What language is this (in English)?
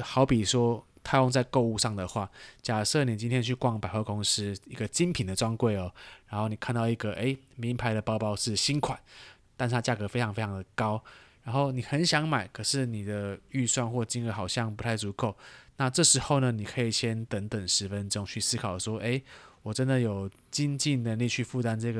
Chinese